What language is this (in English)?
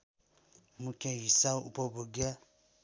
Nepali